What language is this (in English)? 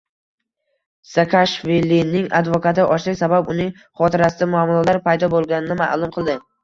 Uzbek